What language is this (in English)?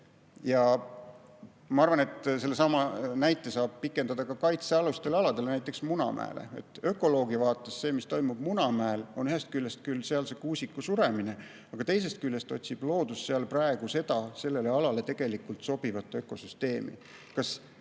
Estonian